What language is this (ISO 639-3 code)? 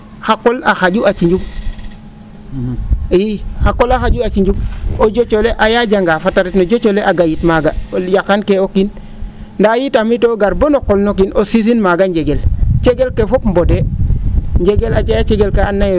srr